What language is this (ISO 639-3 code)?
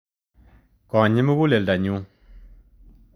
kln